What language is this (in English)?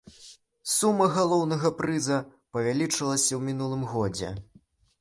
Belarusian